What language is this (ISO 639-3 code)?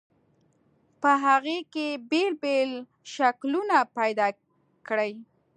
pus